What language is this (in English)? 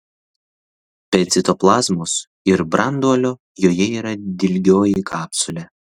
Lithuanian